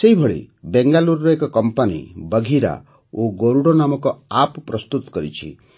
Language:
Odia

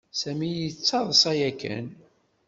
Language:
Kabyle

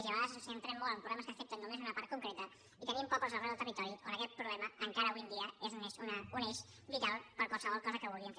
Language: Catalan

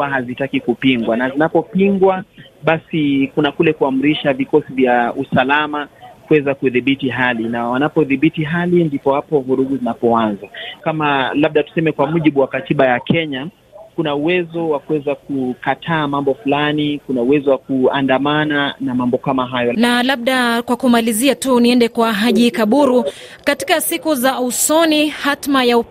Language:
Swahili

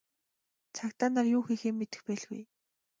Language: Mongolian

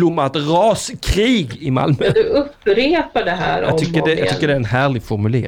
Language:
Swedish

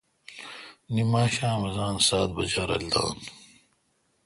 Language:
Kalkoti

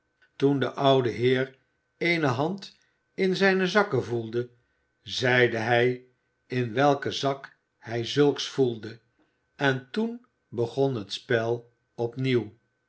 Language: Dutch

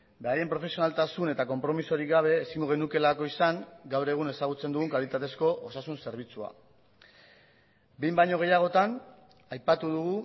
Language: Basque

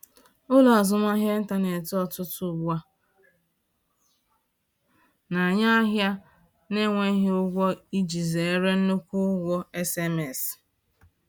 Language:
Igbo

